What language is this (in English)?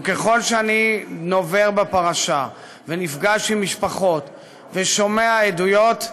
Hebrew